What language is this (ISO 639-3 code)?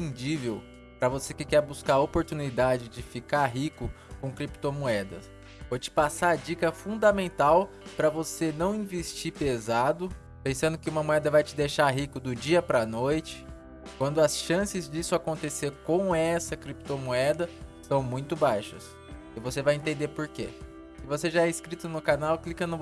por